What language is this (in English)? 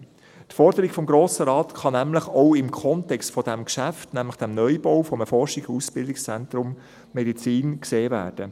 Swiss German